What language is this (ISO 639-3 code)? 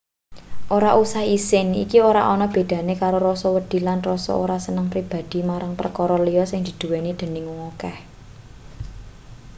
jav